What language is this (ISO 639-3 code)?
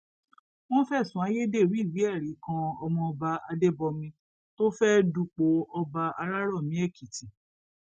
yor